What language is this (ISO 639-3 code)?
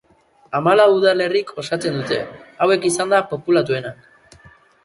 eus